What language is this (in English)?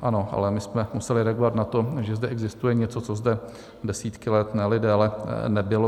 Czech